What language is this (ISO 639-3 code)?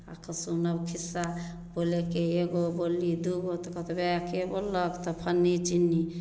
mai